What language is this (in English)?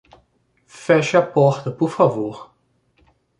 Portuguese